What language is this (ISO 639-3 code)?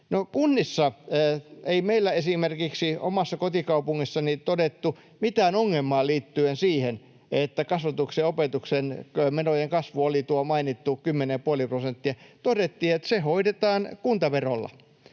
fin